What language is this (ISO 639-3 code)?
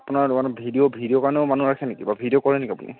asm